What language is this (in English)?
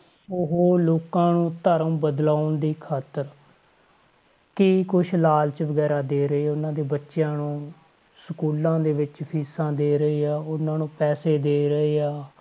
Punjabi